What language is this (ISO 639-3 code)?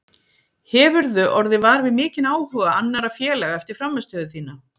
isl